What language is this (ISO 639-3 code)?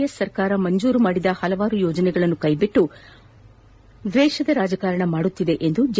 kan